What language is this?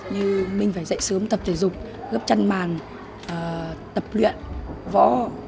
Vietnamese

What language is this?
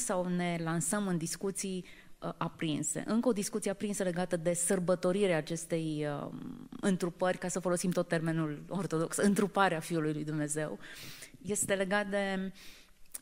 Romanian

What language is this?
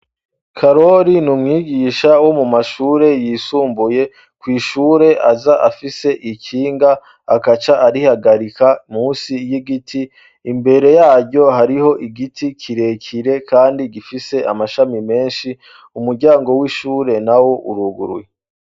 Rundi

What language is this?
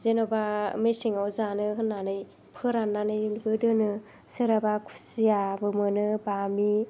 Bodo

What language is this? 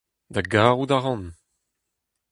Breton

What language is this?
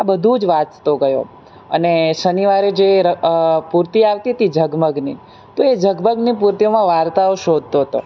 Gujarati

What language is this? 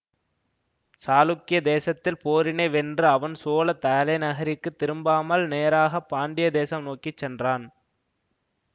Tamil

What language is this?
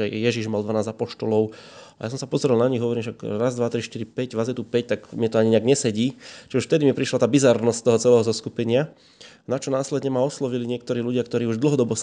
Slovak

